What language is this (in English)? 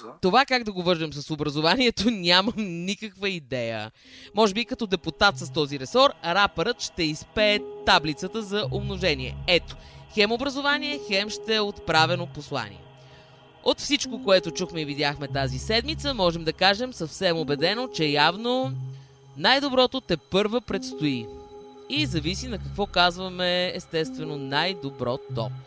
Bulgarian